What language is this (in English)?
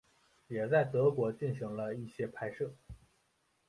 Chinese